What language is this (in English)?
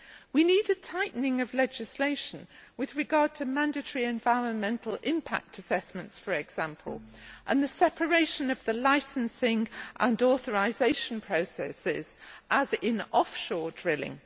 English